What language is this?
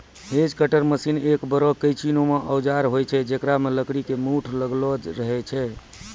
Maithili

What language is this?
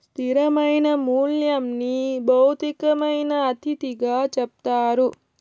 Telugu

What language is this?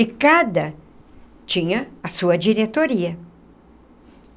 Portuguese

